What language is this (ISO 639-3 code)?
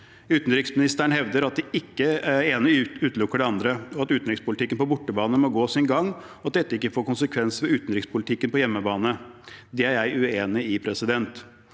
nor